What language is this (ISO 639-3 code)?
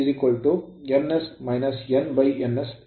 kan